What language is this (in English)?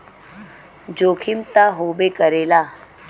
Bhojpuri